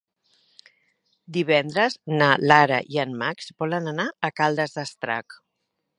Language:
Catalan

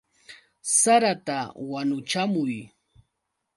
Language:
Yauyos Quechua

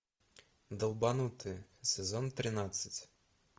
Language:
Russian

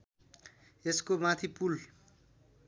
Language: Nepali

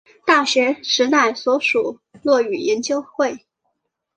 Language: Chinese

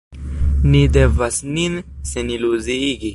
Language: Esperanto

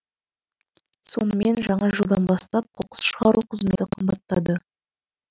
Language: Kazakh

